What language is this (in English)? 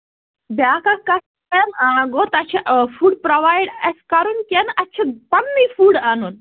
Kashmiri